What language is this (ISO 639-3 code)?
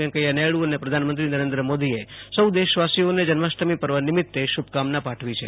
guj